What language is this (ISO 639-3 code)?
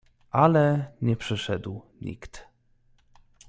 pol